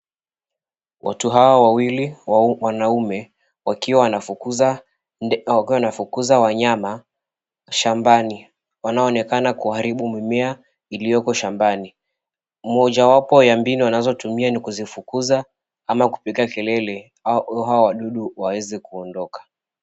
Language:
Swahili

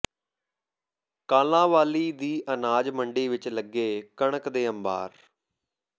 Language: Punjabi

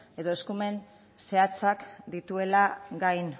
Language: Basque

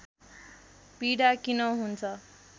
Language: Nepali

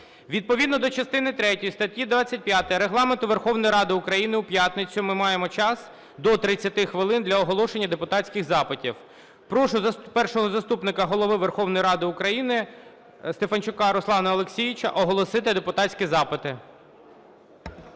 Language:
Ukrainian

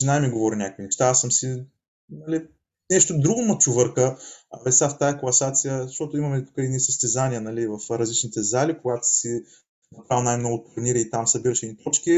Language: Bulgarian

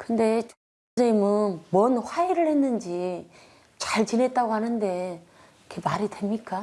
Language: Korean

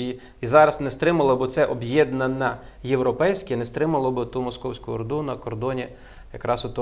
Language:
Ukrainian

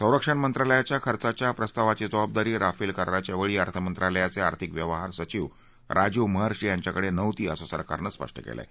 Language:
Marathi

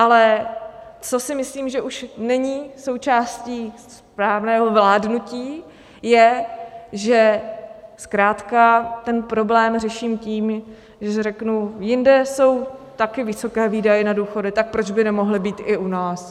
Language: Czech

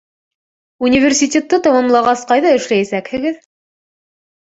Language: Bashkir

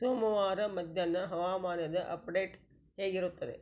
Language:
Kannada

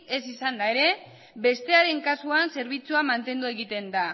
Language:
Basque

